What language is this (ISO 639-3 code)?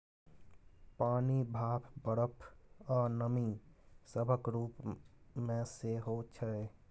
mai